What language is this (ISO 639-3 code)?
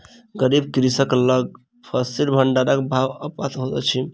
mai